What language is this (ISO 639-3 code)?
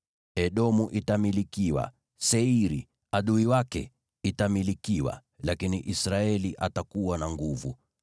swa